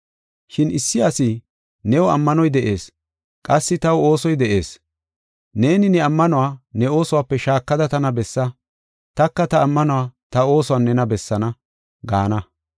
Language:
Gofa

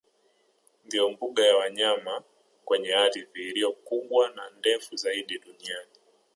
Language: Swahili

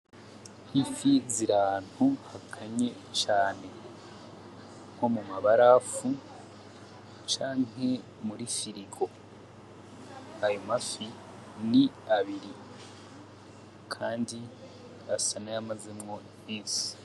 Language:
Rundi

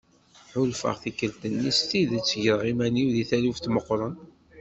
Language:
Kabyle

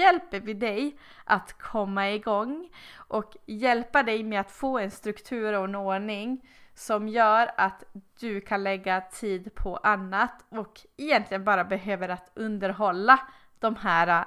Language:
Swedish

